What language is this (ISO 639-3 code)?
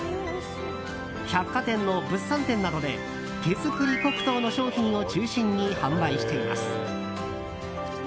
jpn